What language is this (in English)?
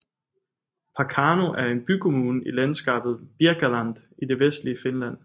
Danish